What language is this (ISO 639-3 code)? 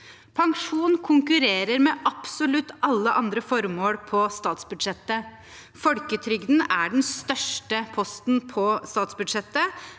nor